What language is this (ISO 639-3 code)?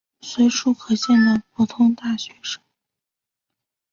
zho